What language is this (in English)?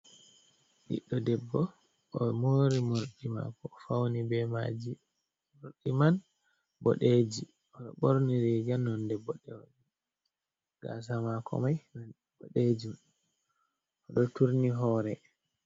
Fula